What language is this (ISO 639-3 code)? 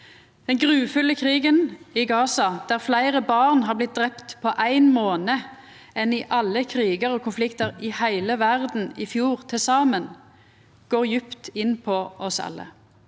nor